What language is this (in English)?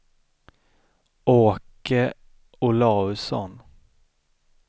Swedish